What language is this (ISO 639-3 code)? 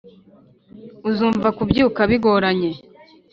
kin